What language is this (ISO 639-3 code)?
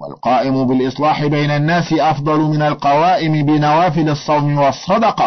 ara